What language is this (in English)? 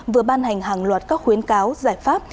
Vietnamese